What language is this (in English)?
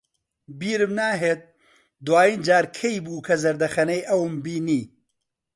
Central Kurdish